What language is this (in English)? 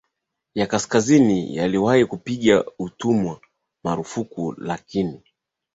Swahili